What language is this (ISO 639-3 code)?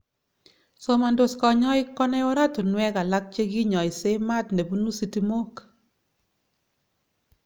kln